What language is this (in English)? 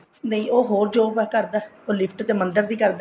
Punjabi